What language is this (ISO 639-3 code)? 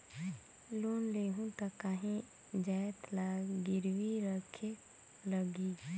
hne